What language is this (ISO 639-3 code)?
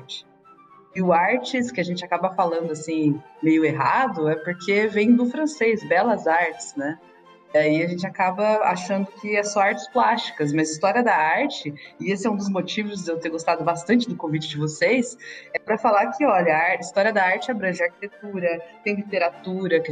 por